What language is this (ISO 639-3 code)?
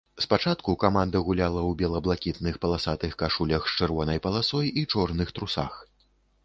bel